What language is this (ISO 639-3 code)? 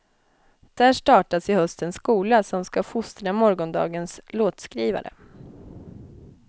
swe